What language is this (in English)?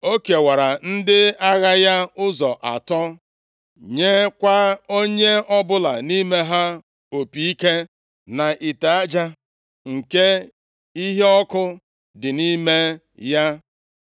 Igbo